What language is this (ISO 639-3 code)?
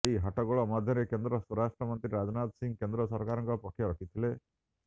ori